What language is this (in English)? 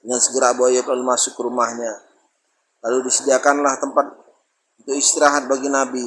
Indonesian